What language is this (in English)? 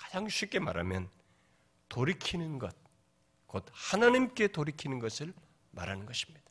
Korean